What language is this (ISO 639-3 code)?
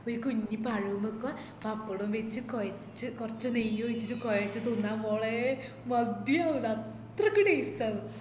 mal